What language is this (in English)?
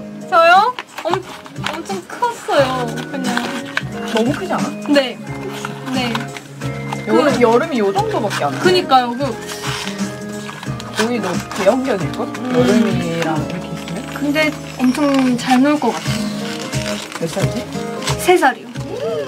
Korean